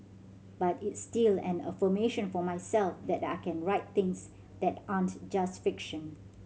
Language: English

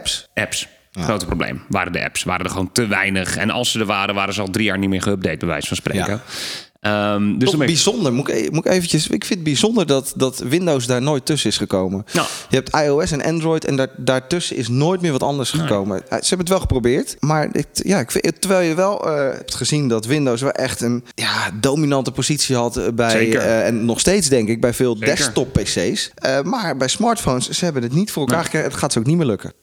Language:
Dutch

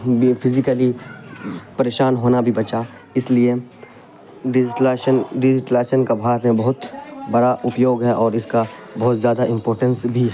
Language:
Urdu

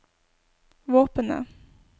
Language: Norwegian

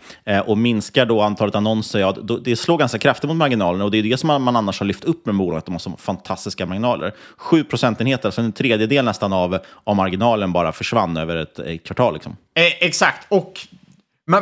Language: Swedish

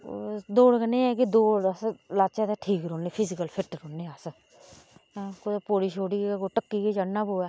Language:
Dogri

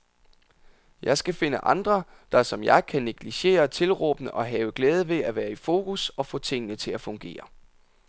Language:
Danish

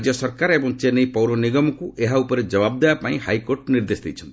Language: Odia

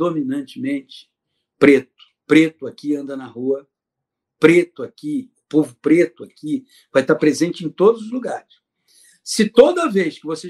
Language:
Portuguese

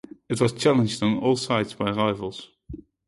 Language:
English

